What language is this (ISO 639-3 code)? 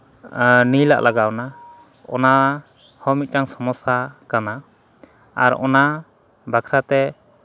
sat